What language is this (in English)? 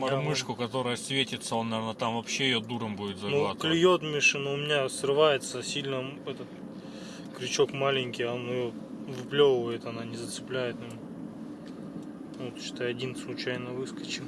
Russian